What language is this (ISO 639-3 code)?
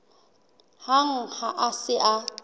sot